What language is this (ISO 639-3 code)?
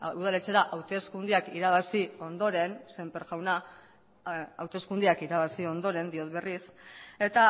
eus